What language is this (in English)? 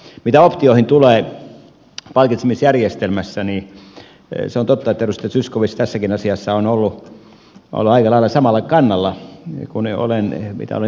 Finnish